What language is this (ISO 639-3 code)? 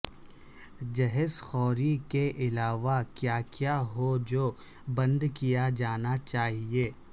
urd